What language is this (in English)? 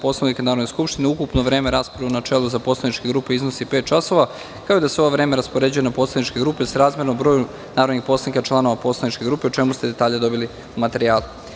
Serbian